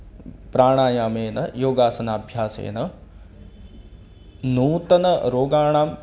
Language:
Sanskrit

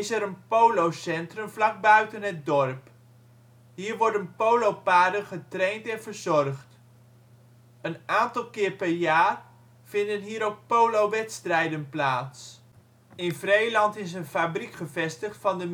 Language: Dutch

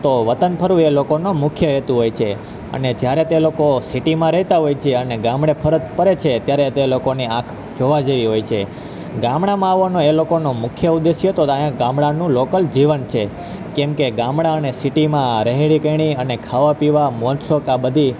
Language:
Gujarati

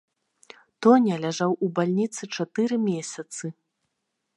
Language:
Belarusian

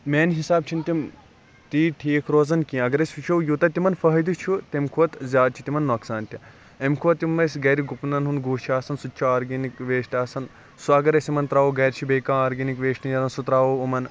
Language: Kashmiri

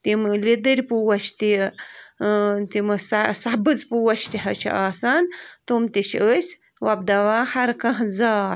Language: Kashmiri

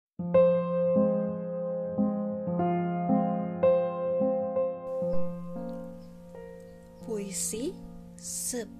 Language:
Malay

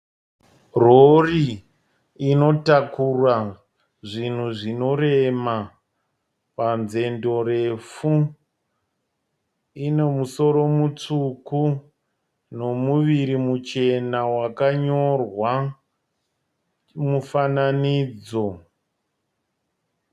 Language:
Shona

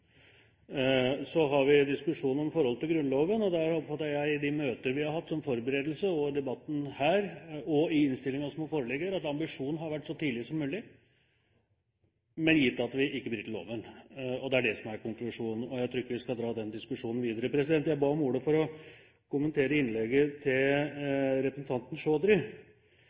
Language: Norwegian Bokmål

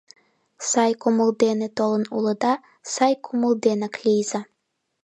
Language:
Mari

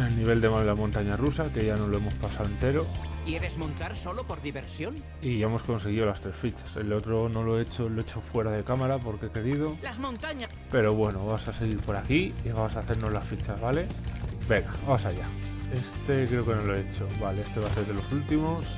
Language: Spanish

